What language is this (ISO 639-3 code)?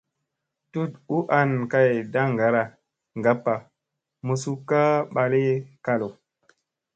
mse